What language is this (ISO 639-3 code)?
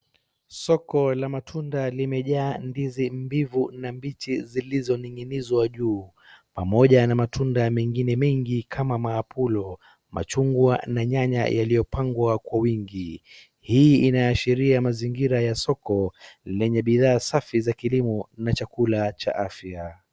swa